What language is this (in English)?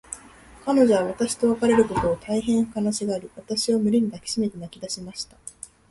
Japanese